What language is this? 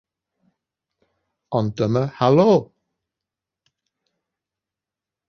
Welsh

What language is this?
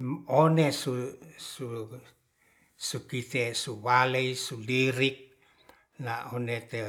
Ratahan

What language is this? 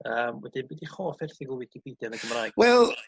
Welsh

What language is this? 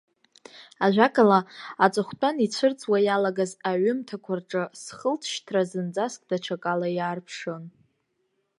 Abkhazian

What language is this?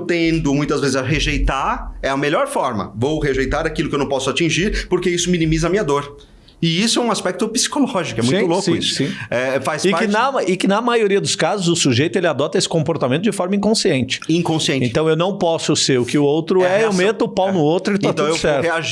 Portuguese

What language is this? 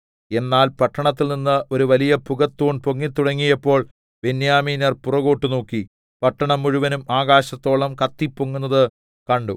Malayalam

